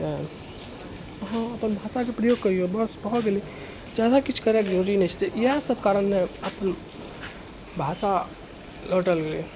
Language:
Maithili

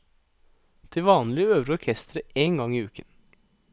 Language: Norwegian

